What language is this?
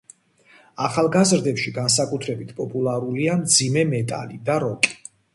Georgian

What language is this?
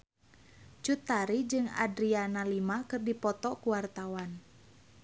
Sundanese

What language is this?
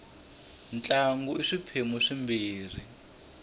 Tsonga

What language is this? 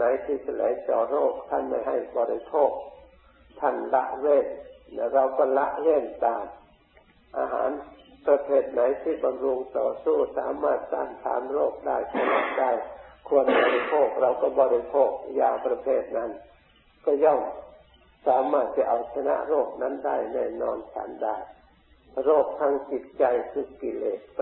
Thai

